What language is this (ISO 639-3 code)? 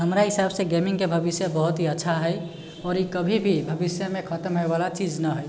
mai